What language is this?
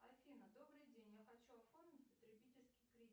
Russian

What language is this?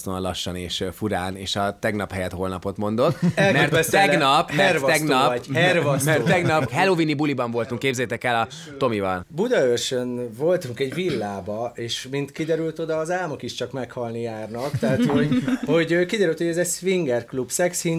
Hungarian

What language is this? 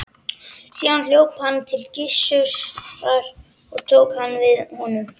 Icelandic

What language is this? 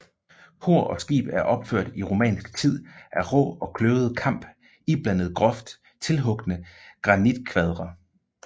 Danish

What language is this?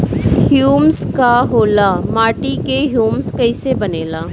Bhojpuri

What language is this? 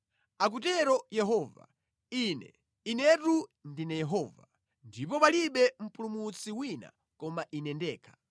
Nyanja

